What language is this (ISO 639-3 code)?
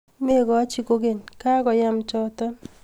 kln